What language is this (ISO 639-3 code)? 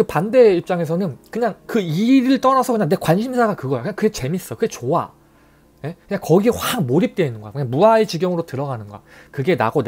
kor